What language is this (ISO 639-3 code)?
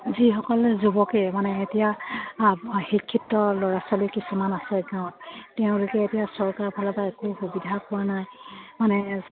asm